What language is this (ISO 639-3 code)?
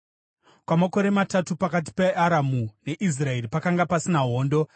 sna